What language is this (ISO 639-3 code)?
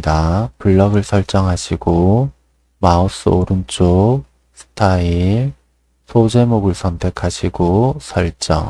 kor